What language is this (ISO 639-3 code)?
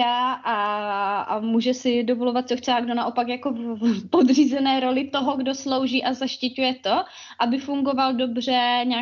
ces